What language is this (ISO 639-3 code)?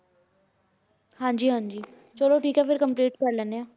pan